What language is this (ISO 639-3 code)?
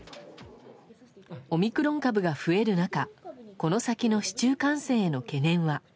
jpn